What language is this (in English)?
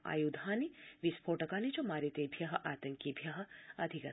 Sanskrit